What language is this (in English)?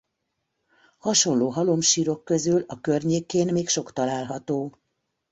Hungarian